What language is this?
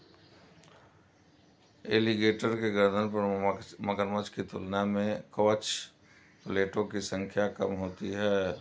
Hindi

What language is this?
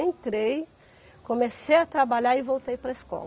Portuguese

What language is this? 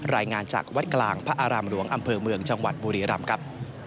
Thai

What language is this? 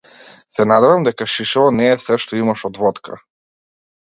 Macedonian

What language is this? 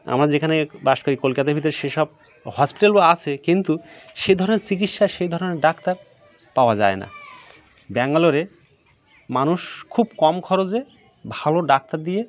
Bangla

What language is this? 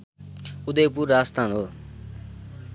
Nepali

